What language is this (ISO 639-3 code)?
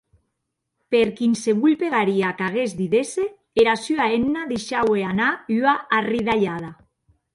oci